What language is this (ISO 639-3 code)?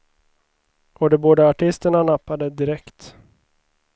swe